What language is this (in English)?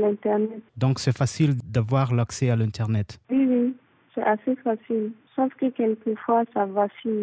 French